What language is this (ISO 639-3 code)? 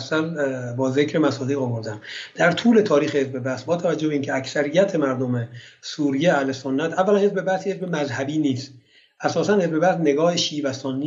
fas